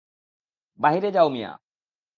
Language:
Bangla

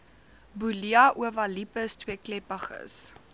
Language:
Afrikaans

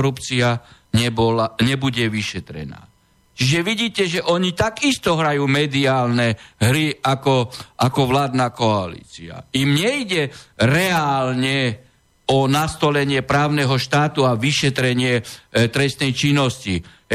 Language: Slovak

